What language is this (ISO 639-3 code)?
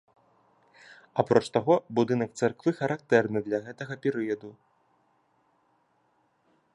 bel